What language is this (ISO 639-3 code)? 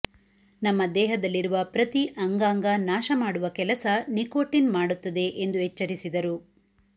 kan